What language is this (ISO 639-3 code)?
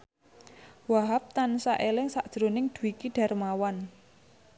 jav